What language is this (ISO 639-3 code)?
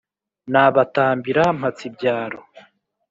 kin